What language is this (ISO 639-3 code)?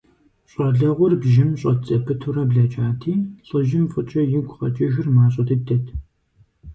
kbd